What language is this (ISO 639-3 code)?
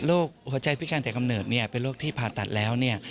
tha